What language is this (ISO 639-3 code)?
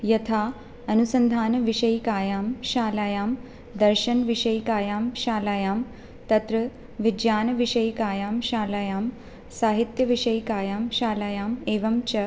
san